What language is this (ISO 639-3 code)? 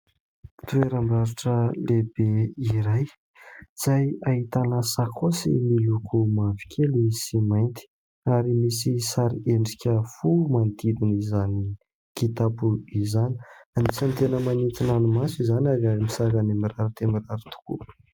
mlg